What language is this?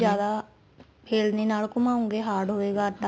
Punjabi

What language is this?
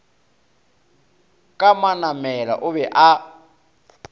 Northern Sotho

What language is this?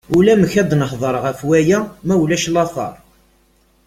Kabyle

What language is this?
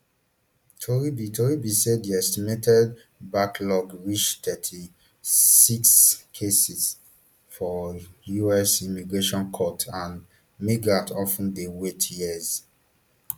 Nigerian Pidgin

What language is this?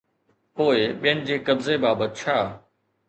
Sindhi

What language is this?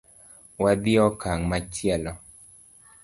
Luo (Kenya and Tanzania)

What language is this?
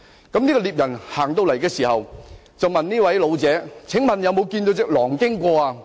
Cantonese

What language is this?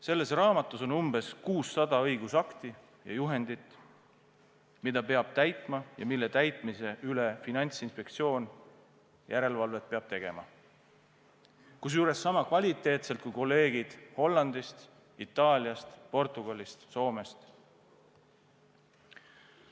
Estonian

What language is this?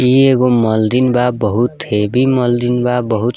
Bhojpuri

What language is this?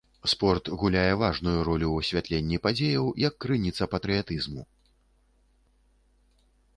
Belarusian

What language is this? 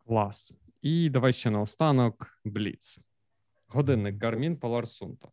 Ukrainian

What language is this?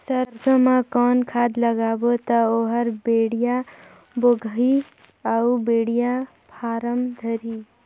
Chhattisgarhi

